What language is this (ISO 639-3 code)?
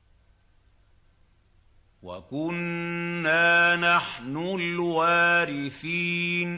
ara